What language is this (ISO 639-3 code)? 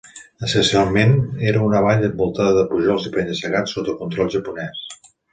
cat